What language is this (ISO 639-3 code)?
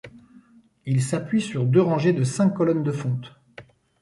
fra